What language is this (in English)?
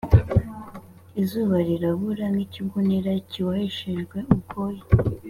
Kinyarwanda